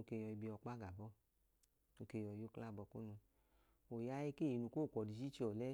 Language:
Idoma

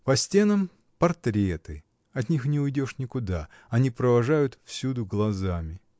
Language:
Russian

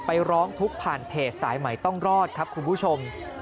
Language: Thai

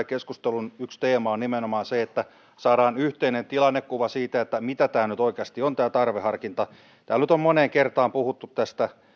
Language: Finnish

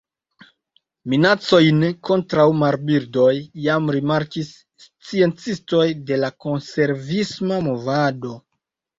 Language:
Esperanto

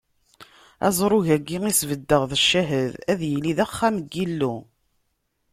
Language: Kabyle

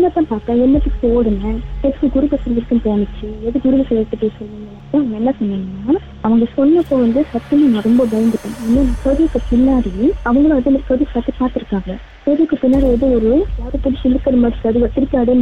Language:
Tamil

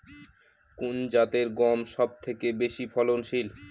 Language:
Bangla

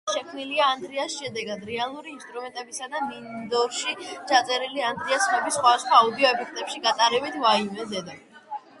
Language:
Georgian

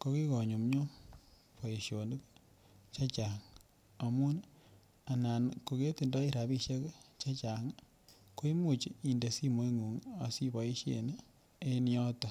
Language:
Kalenjin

